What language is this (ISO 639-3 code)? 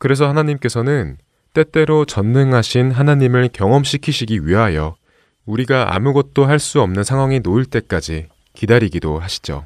kor